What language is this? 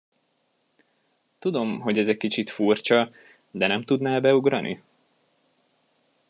Hungarian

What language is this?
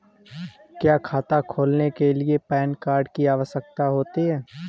Hindi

